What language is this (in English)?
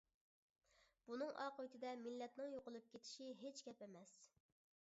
Uyghur